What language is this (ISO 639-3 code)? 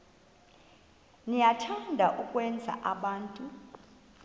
xho